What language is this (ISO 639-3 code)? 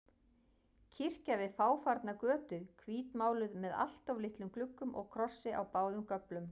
isl